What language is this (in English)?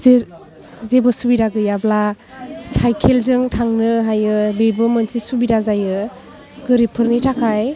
Bodo